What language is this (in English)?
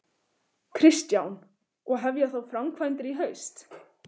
Icelandic